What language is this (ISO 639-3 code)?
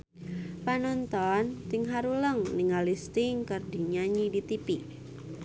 sun